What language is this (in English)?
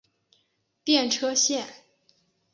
Chinese